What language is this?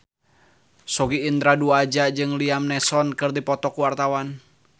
Sundanese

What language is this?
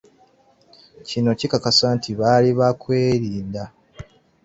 Ganda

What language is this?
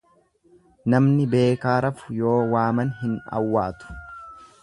Oromo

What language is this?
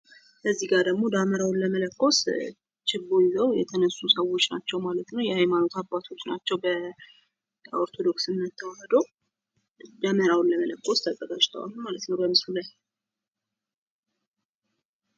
Amharic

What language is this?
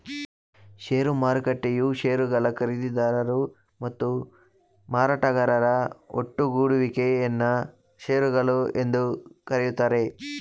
Kannada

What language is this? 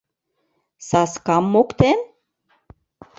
Mari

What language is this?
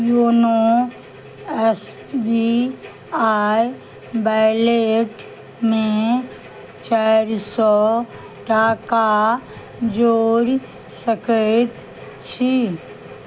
Maithili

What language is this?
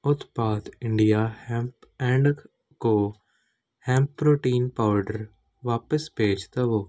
Punjabi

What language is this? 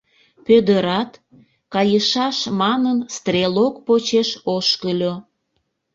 Mari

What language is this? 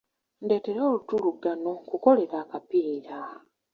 Ganda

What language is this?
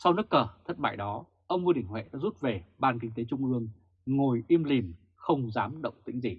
Vietnamese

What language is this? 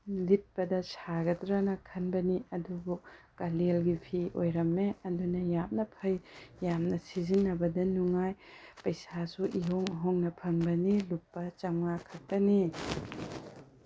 Manipuri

